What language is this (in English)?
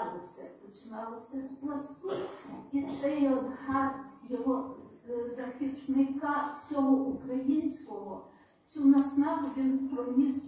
Ukrainian